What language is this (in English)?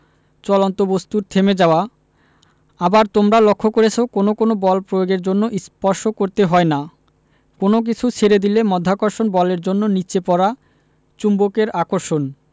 Bangla